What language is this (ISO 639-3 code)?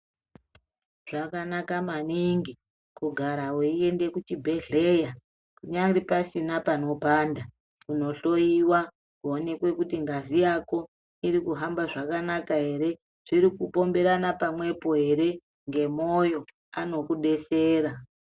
ndc